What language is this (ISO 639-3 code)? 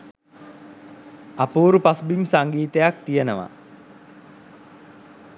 sin